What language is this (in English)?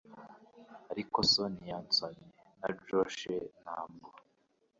Kinyarwanda